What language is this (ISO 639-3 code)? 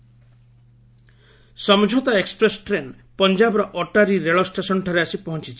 ori